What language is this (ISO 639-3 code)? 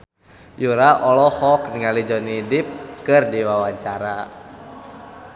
sun